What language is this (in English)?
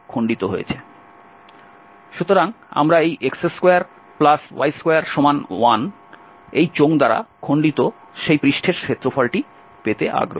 Bangla